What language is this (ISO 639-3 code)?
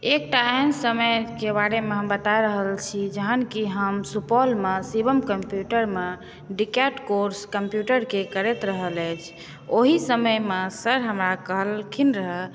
mai